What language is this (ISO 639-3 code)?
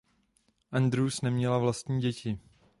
ces